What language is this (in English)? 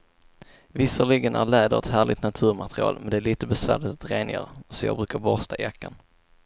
Swedish